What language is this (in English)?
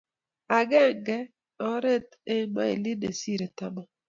Kalenjin